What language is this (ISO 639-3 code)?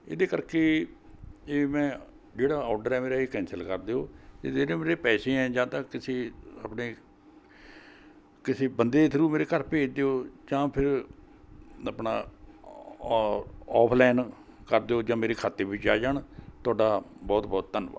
pan